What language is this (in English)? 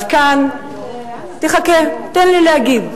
Hebrew